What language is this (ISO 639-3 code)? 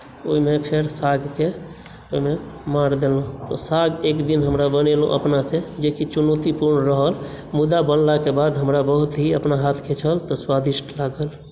mai